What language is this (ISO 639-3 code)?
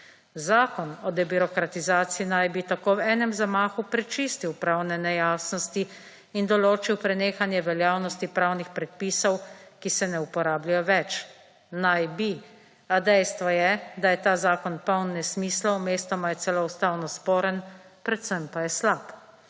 slv